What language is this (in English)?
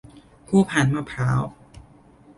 Thai